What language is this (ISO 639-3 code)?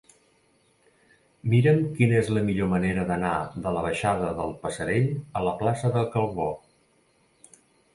cat